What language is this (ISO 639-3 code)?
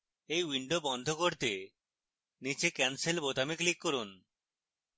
ben